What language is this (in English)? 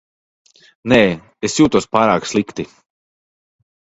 Latvian